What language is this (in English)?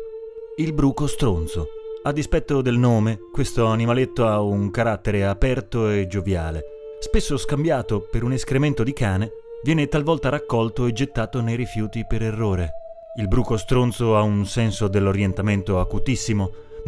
Italian